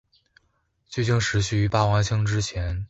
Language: Chinese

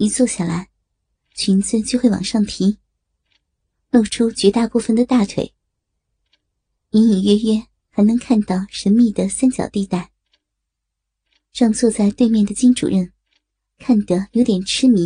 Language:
Chinese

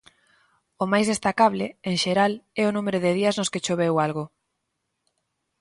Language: Galician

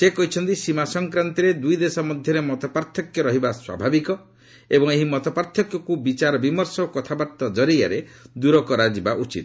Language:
Odia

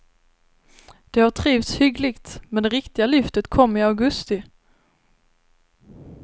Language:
Swedish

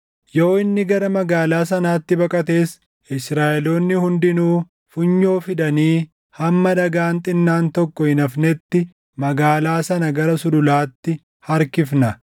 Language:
Oromo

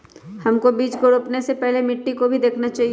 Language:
Magahi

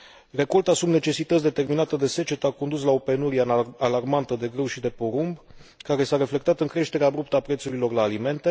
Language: Romanian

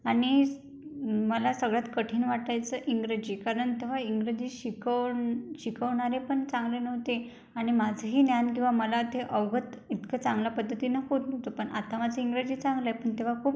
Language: Marathi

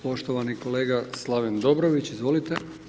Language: Croatian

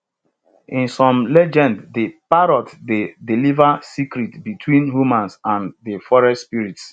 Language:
Nigerian Pidgin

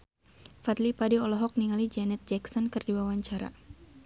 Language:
Sundanese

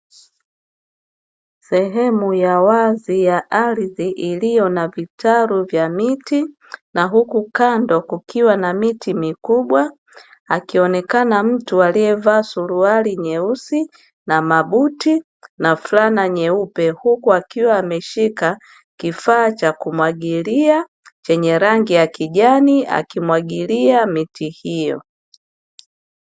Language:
Swahili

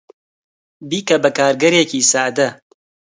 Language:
Central Kurdish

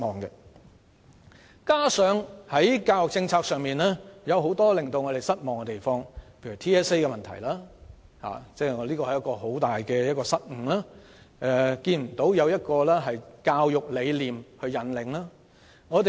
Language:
Cantonese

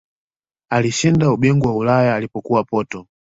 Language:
Swahili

